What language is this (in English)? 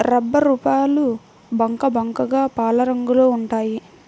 Telugu